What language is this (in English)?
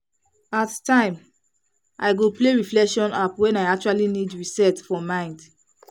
Nigerian Pidgin